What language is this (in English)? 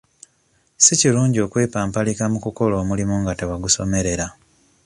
Ganda